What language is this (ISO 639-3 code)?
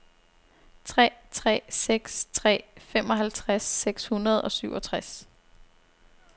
dan